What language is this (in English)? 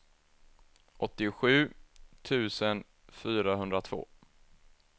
Swedish